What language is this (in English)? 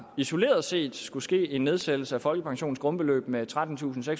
Danish